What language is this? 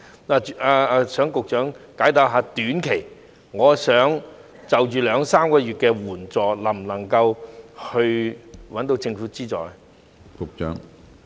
Cantonese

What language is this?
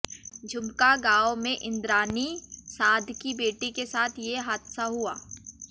Hindi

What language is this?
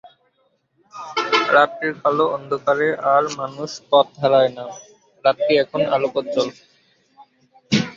Bangla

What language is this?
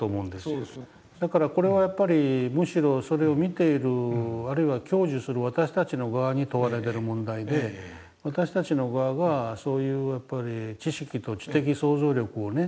Japanese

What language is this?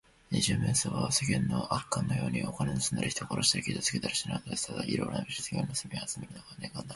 Japanese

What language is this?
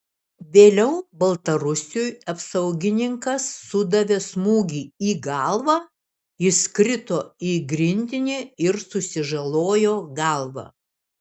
Lithuanian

